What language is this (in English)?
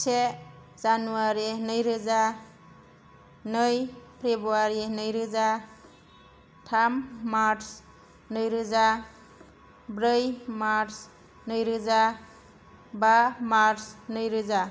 Bodo